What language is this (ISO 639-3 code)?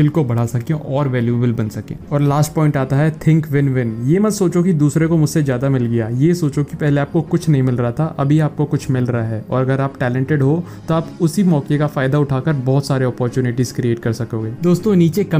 hin